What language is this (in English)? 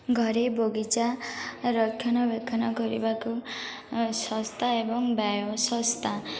Odia